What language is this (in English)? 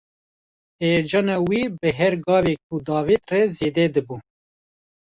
Kurdish